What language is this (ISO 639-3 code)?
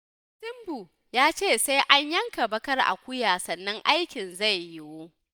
hau